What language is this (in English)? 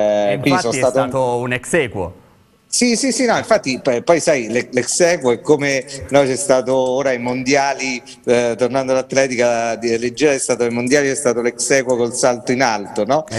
Italian